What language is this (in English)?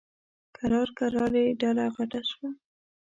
Pashto